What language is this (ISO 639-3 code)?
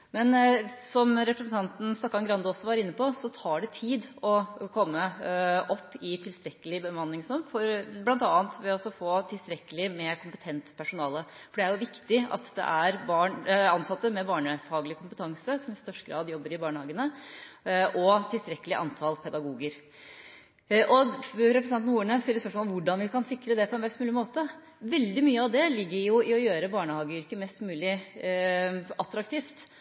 nob